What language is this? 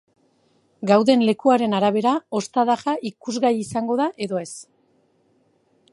Basque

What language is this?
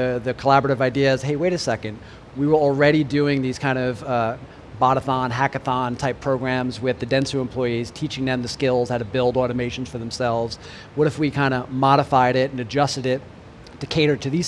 English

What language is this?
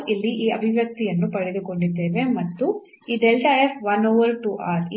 Kannada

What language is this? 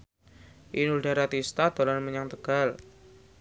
Javanese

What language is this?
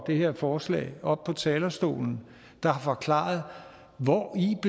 Danish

